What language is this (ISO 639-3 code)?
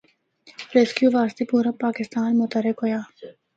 hno